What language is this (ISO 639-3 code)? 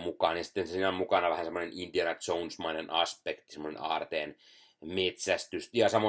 fin